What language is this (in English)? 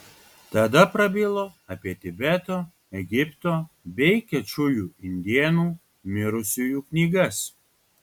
Lithuanian